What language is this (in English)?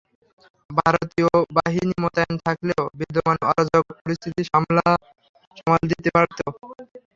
Bangla